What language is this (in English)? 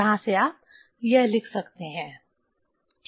Hindi